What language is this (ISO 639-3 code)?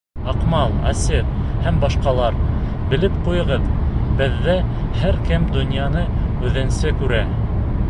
bak